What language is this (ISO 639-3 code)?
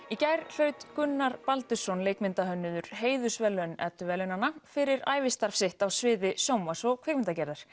isl